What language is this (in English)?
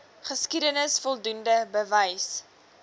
Afrikaans